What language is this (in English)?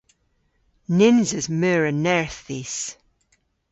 Cornish